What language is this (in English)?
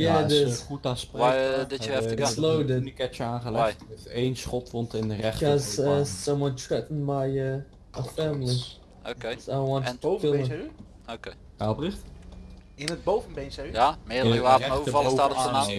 Dutch